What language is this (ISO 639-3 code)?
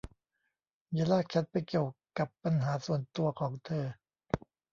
tha